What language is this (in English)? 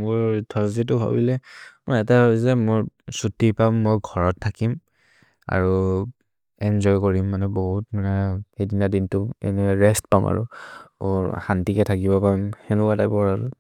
Maria (India)